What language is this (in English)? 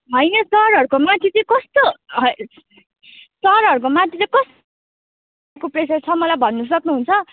Nepali